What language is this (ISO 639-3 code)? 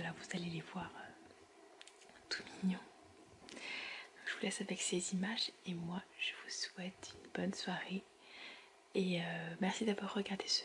fra